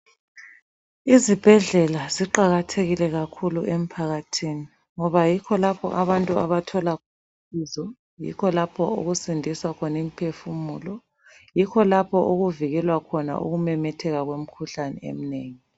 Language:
North Ndebele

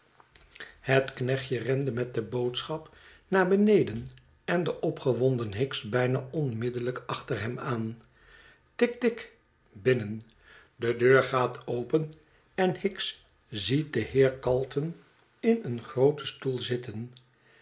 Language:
Dutch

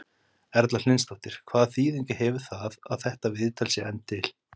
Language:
Icelandic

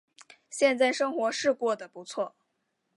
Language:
Chinese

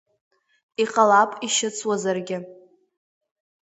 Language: Abkhazian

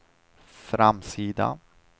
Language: Swedish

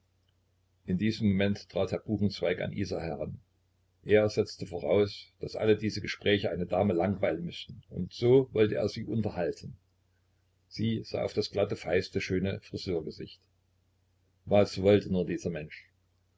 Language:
German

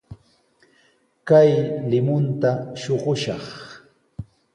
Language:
Sihuas Ancash Quechua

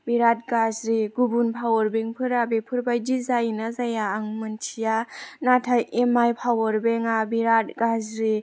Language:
Bodo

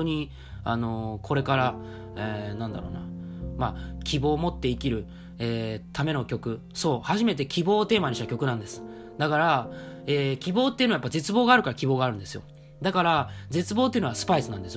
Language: Japanese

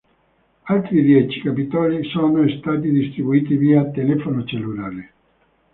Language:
Italian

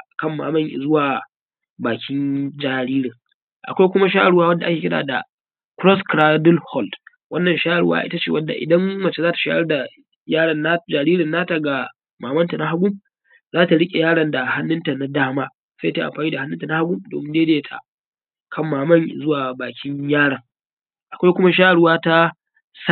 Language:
Hausa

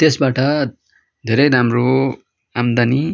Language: Nepali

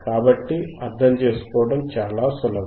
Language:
Telugu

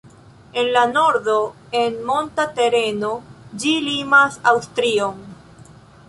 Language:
Esperanto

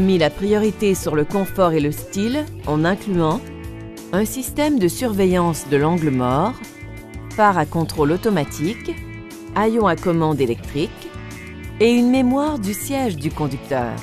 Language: French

